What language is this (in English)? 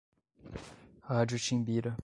Portuguese